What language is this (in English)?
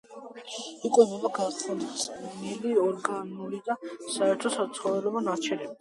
Georgian